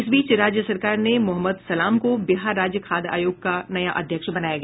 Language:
Hindi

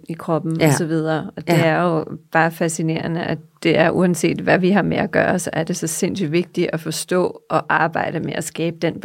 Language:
Danish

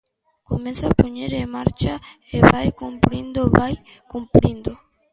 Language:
Galician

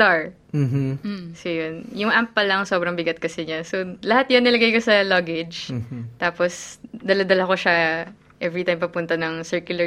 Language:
Filipino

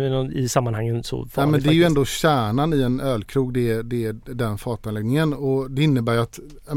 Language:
Swedish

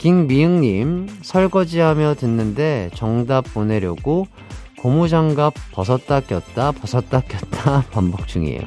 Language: Korean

